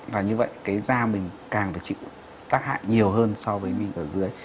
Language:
Vietnamese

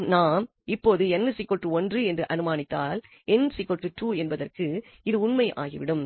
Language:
Tamil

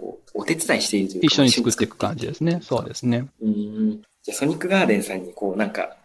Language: Japanese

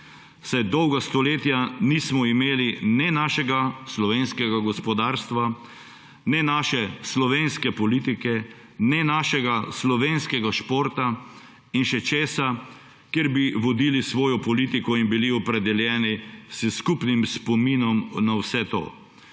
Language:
Slovenian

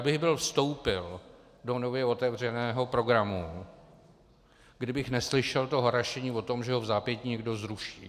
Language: Czech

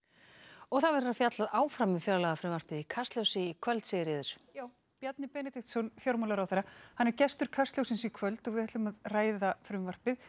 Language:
Icelandic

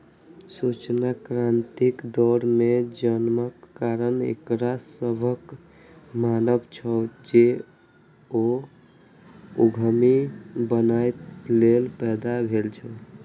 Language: Maithili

